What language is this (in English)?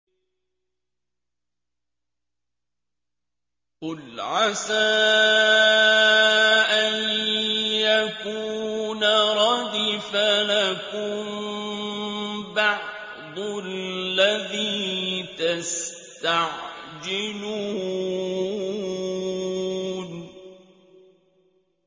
Arabic